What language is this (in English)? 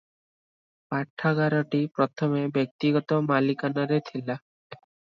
Odia